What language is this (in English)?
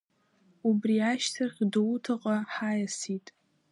Abkhazian